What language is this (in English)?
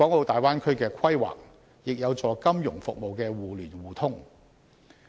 Cantonese